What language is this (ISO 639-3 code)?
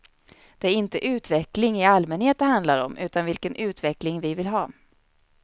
swe